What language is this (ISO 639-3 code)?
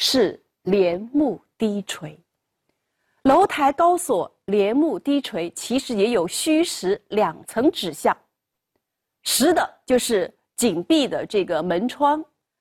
zho